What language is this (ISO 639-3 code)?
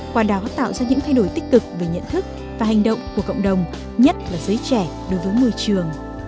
vie